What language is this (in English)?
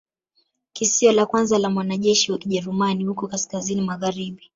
Swahili